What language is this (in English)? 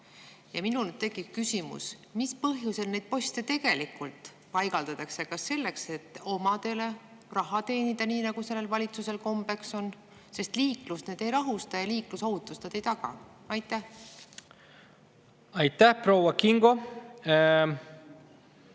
Estonian